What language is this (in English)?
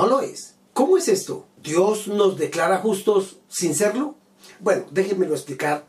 Spanish